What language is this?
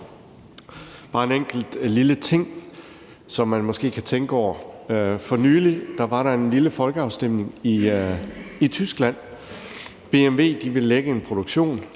Danish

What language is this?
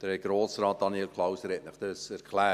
Swiss German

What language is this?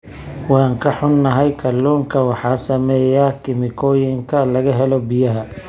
Somali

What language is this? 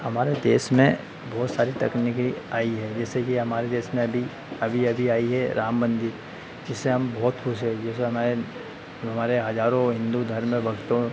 Hindi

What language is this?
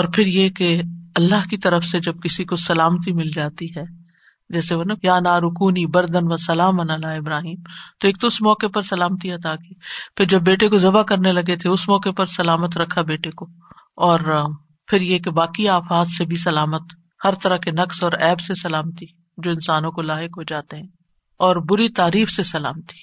Urdu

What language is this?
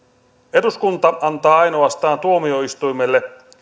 Finnish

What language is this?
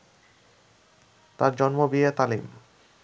Bangla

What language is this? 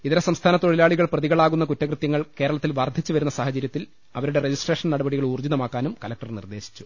Malayalam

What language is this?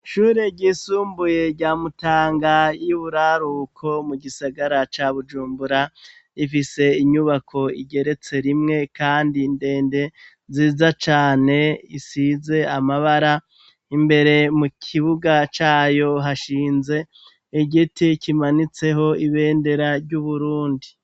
Rundi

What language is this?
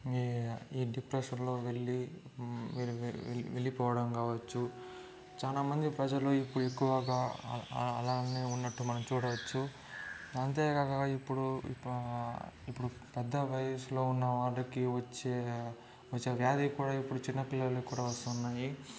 Telugu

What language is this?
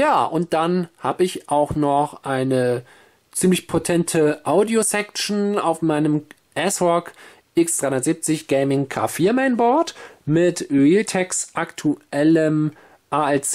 German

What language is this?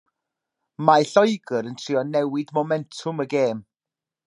Welsh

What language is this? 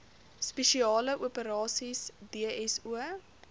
Afrikaans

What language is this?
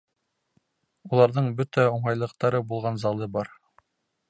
Bashkir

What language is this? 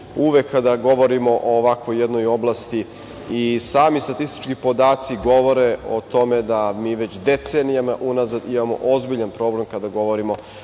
Serbian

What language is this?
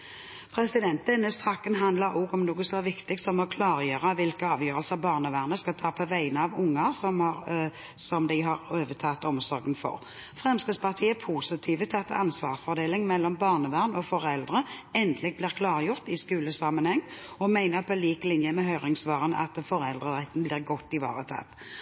Norwegian Bokmål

